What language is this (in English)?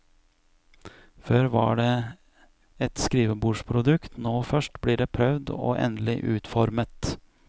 Norwegian